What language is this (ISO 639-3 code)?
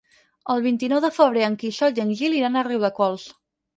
cat